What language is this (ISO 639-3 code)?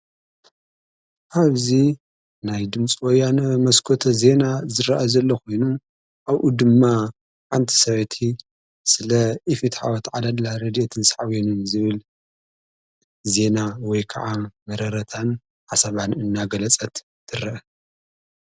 tir